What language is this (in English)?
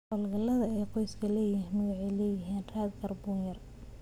Somali